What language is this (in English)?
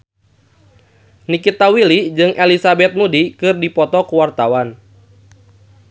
Sundanese